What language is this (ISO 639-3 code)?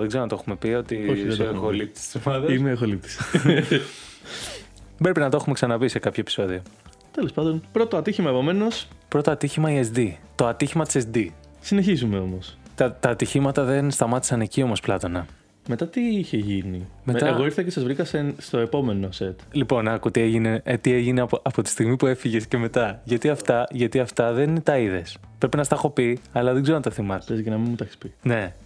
ell